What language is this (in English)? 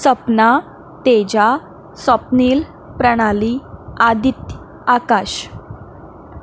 Konkani